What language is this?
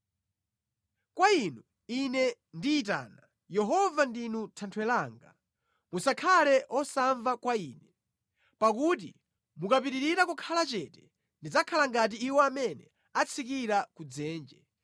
Nyanja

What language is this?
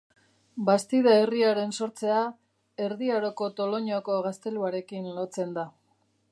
Basque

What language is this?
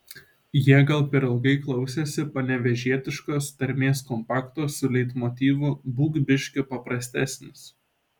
Lithuanian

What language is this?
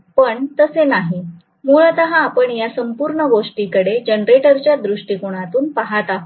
Marathi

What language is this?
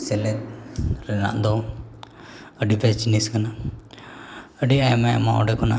Santali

